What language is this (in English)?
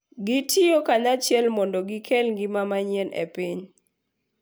Luo (Kenya and Tanzania)